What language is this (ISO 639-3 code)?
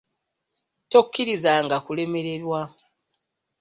lug